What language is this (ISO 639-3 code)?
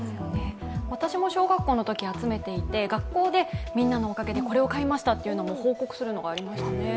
jpn